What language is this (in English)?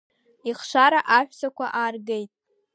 Abkhazian